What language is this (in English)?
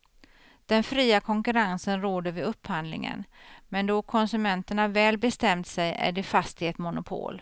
Swedish